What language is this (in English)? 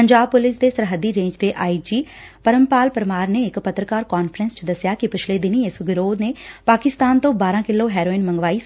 Punjabi